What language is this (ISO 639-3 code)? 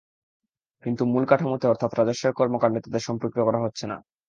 ben